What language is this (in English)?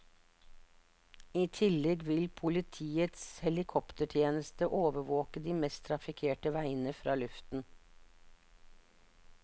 Norwegian